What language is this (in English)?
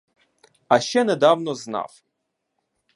Ukrainian